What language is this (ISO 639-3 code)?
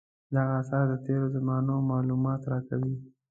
pus